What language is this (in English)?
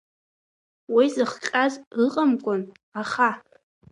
Abkhazian